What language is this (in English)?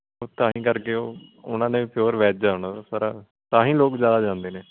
Punjabi